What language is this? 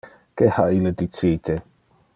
Interlingua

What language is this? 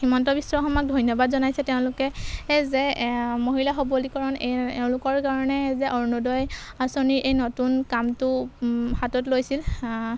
Assamese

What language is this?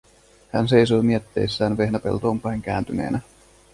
Finnish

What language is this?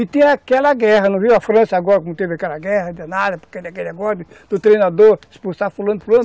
Portuguese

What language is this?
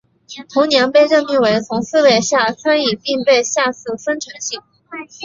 Chinese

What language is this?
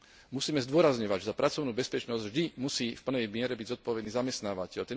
Slovak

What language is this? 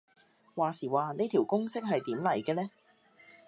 Cantonese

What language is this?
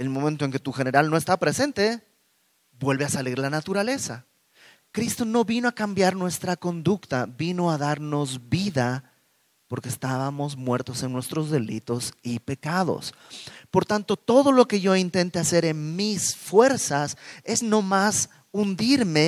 Spanish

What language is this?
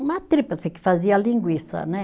Portuguese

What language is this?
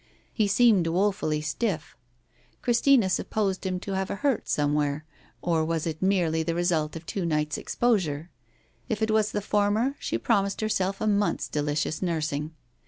English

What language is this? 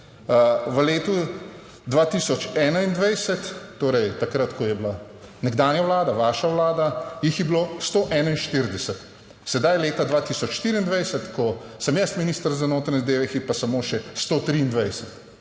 Slovenian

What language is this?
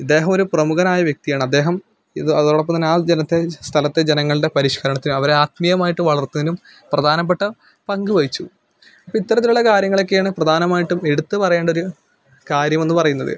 Malayalam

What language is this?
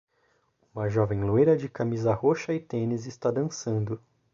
Portuguese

